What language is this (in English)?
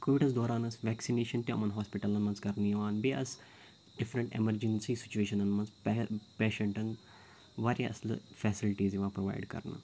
Kashmiri